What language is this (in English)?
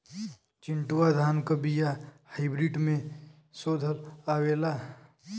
Bhojpuri